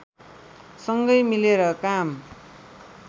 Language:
Nepali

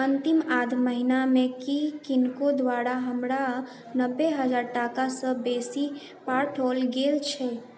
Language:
Maithili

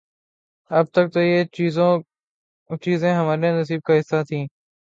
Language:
Urdu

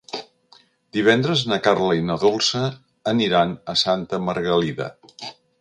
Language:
Catalan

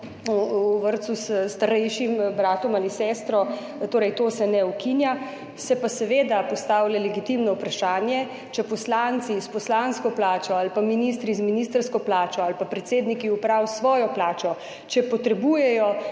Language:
Slovenian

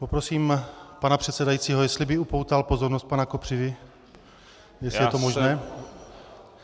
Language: Czech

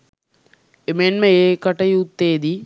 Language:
Sinhala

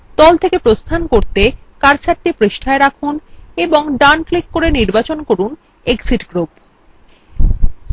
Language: Bangla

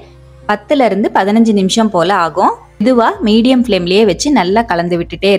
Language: Tamil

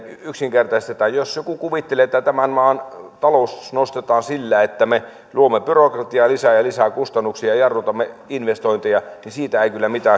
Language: Finnish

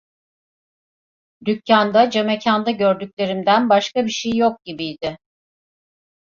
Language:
Turkish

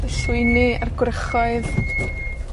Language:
Welsh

